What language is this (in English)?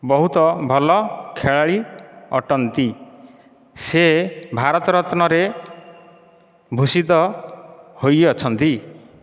Odia